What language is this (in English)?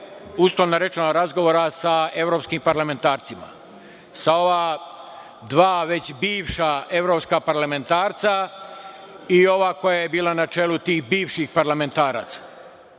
Serbian